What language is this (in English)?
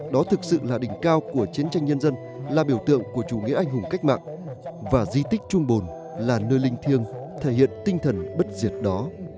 Vietnamese